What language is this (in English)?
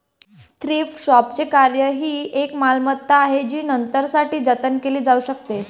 Marathi